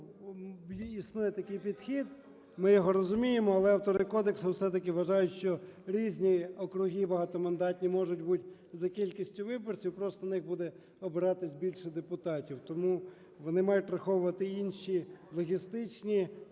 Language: Ukrainian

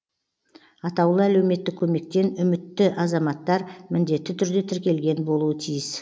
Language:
Kazakh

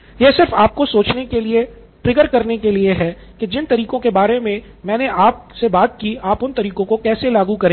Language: Hindi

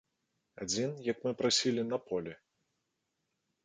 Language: Belarusian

